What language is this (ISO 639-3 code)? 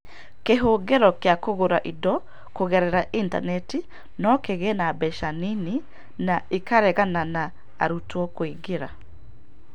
kik